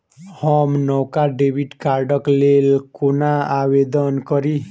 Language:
Maithili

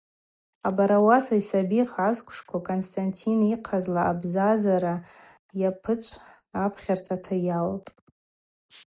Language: Abaza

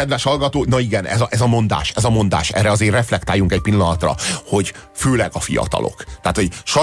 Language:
Hungarian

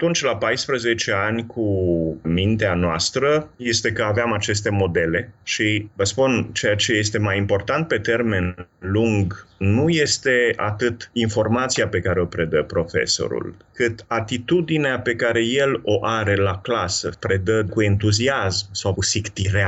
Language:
Romanian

